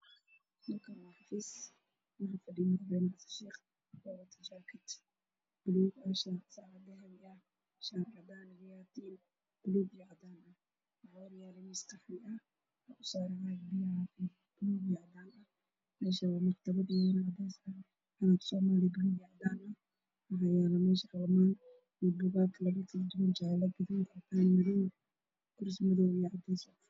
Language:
Somali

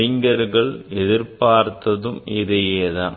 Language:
Tamil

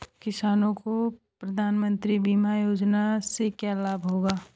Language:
Hindi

